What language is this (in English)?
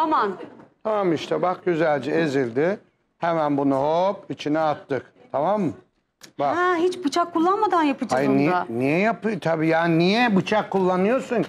Turkish